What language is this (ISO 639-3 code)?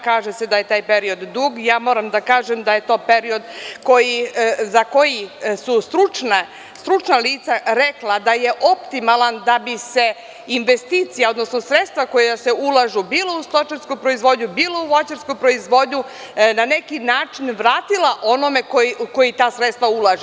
srp